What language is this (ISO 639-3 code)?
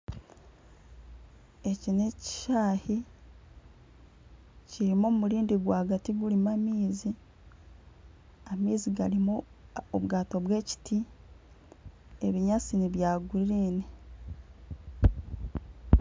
nyn